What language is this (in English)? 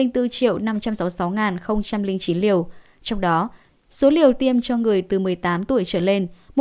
Vietnamese